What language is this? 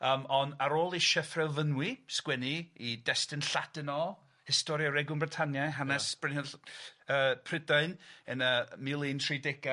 Welsh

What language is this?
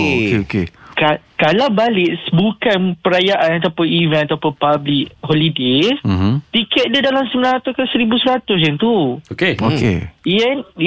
Malay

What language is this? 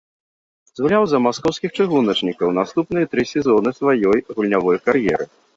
Belarusian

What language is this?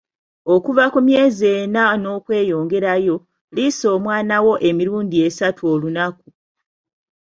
Ganda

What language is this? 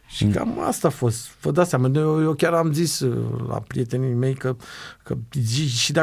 Romanian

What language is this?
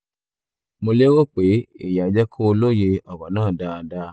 Yoruba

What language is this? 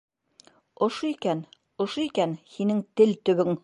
Bashkir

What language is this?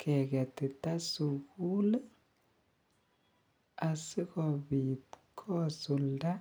Kalenjin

